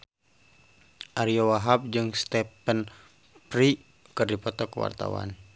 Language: Sundanese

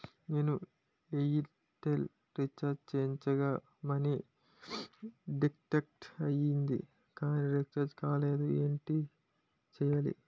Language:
Telugu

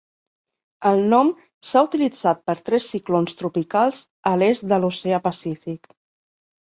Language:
Catalan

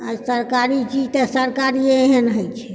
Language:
Maithili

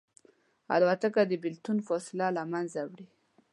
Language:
Pashto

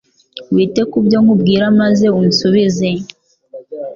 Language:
Kinyarwanda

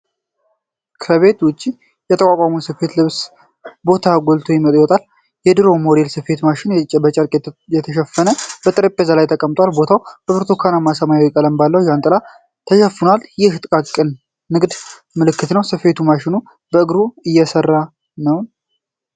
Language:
Amharic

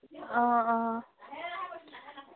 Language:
Assamese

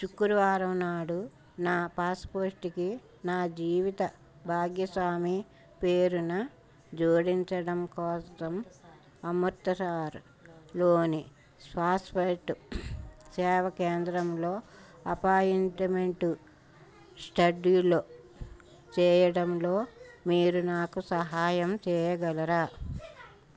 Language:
Telugu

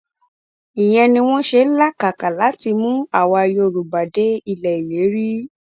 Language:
Yoruba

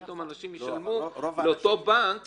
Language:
Hebrew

